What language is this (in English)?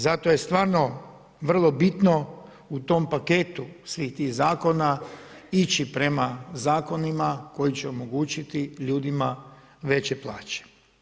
Croatian